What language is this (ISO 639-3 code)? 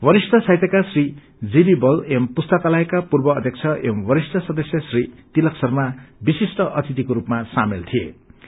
nep